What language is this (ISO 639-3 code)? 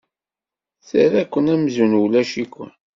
kab